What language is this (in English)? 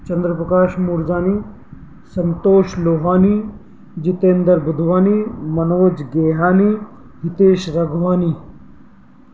Sindhi